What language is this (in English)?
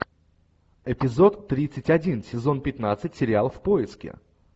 Russian